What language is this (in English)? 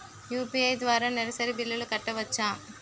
Telugu